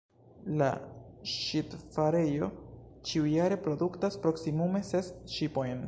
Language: Esperanto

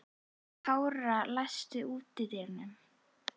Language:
Icelandic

